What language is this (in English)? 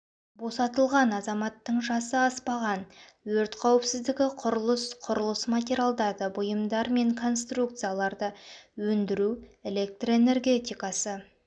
Kazakh